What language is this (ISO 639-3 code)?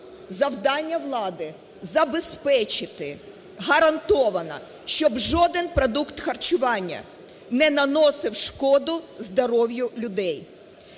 ukr